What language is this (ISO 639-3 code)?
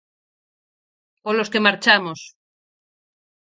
glg